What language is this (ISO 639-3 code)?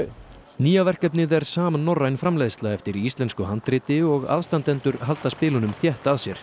isl